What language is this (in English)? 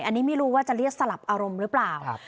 Thai